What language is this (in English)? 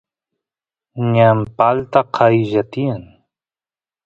Santiago del Estero Quichua